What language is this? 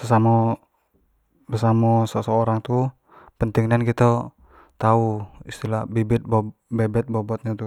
Jambi Malay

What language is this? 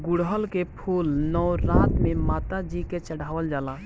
Bhojpuri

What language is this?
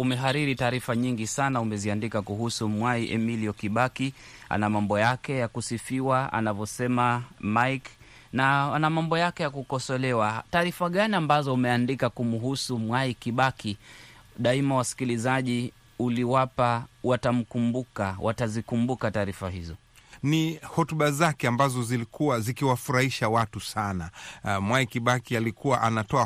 Swahili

